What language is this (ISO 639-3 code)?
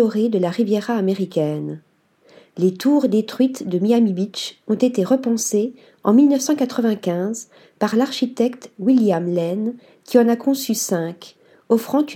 fra